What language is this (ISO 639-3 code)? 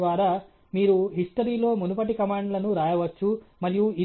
tel